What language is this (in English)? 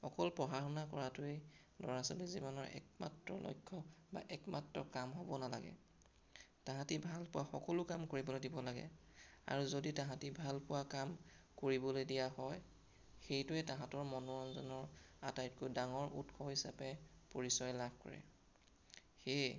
Assamese